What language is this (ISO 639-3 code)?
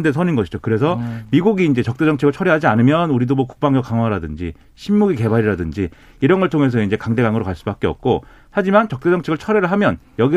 kor